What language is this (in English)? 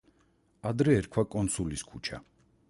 Georgian